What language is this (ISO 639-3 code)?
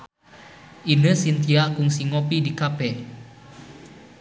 sun